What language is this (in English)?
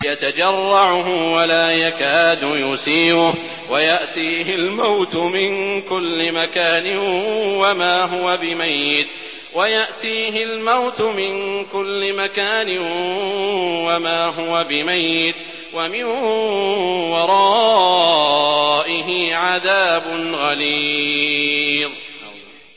Arabic